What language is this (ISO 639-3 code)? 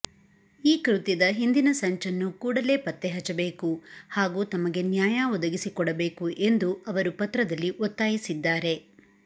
kan